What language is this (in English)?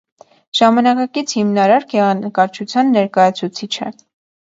Armenian